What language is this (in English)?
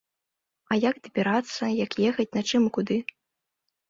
Belarusian